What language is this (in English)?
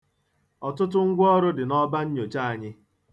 Igbo